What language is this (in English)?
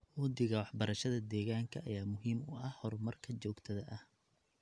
Somali